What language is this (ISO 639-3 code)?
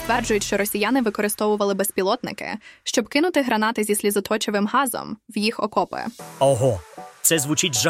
ukr